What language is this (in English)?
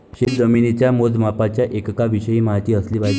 Marathi